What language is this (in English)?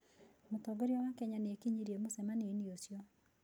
Kikuyu